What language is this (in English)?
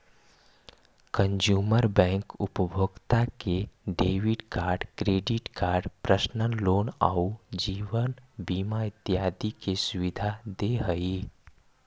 Magahi